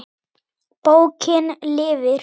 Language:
Icelandic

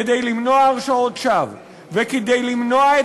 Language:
Hebrew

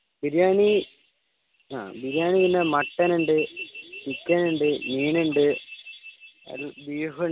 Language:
Malayalam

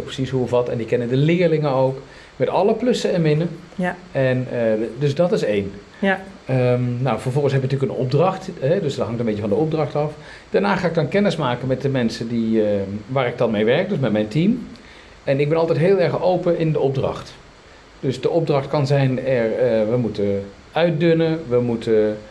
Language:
Dutch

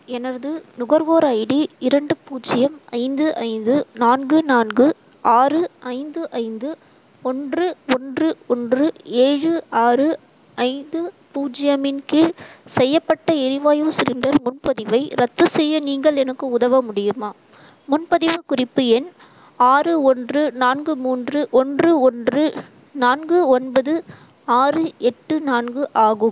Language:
Tamil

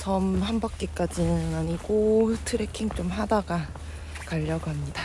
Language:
Korean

